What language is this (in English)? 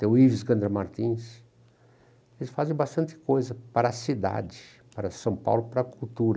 Portuguese